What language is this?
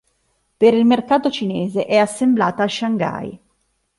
Italian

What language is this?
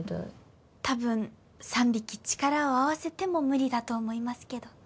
Japanese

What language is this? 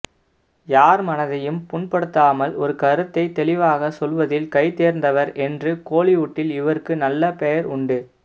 Tamil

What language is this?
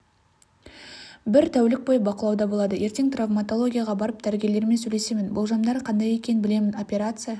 Kazakh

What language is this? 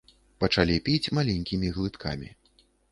Belarusian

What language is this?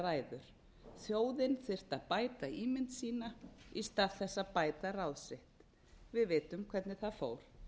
Icelandic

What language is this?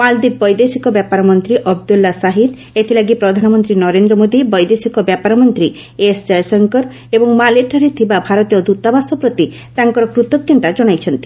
Odia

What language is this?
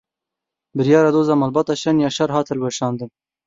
Kurdish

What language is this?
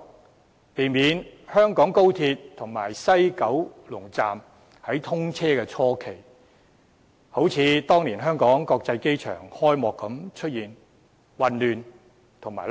Cantonese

